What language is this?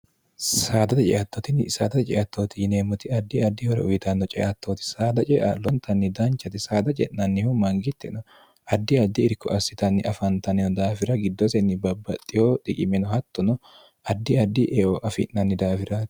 Sidamo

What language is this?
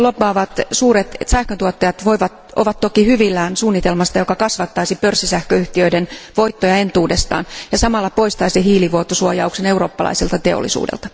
Finnish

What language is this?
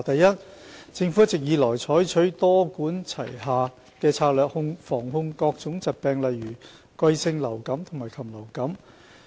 Cantonese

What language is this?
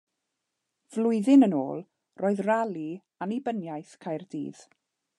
Welsh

